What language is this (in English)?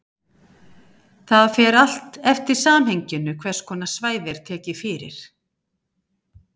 Icelandic